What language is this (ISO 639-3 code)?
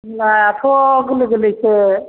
brx